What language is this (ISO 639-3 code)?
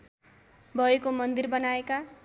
nep